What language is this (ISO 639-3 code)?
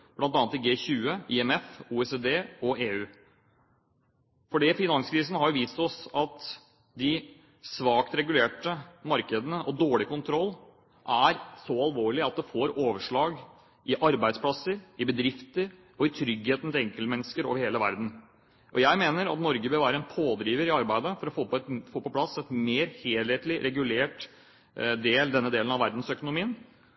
nob